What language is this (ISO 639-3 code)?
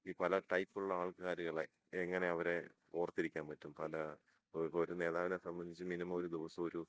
mal